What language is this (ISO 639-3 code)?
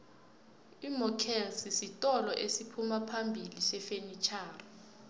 nbl